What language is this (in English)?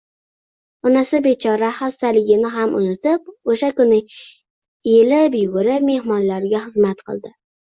Uzbek